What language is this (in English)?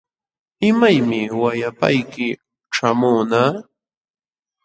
Jauja Wanca Quechua